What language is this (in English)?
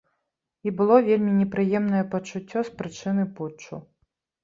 Belarusian